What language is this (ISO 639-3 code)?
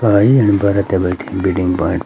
gbm